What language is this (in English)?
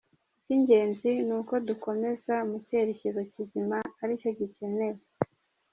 Kinyarwanda